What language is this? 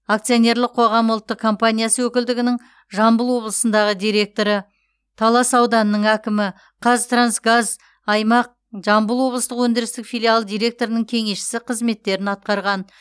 Kazakh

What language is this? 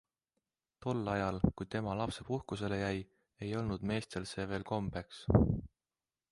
Estonian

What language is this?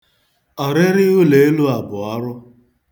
Igbo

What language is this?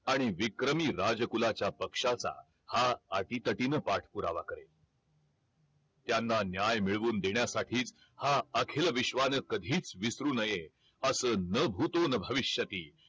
Marathi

